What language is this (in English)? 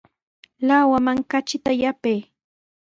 Sihuas Ancash Quechua